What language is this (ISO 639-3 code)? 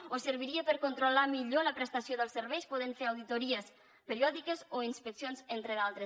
cat